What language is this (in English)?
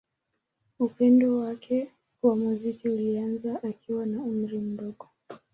Swahili